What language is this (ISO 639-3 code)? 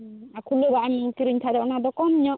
sat